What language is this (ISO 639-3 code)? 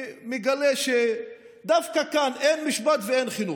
heb